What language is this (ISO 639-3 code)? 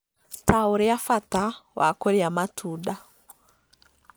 kik